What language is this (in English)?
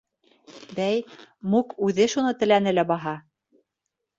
Bashkir